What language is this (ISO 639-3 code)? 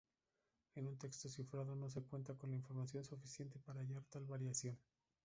spa